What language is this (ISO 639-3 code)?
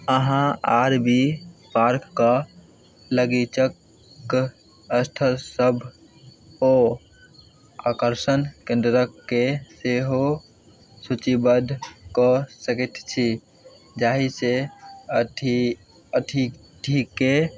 mai